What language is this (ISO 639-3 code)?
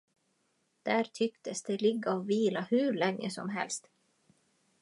swe